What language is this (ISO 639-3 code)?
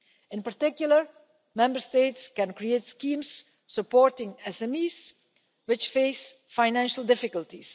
eng